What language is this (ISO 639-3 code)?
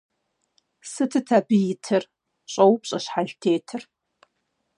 kbd